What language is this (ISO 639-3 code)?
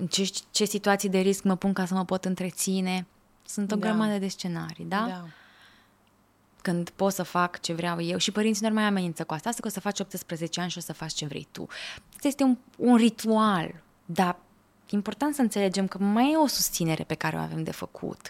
ron